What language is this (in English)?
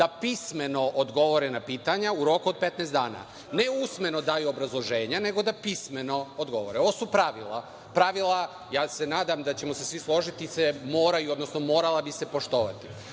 Serbian